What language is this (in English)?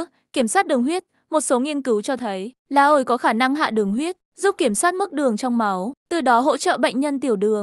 Vietnamese